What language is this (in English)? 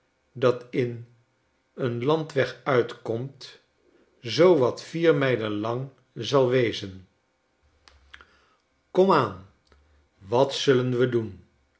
Dutch